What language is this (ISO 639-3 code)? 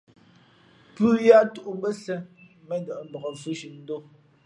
fmp